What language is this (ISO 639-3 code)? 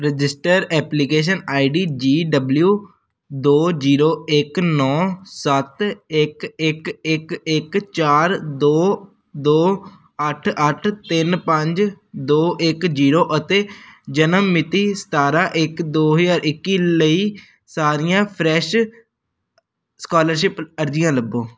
pan